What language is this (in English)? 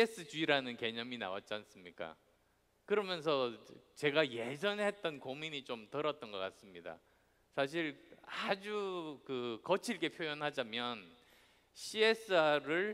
Korean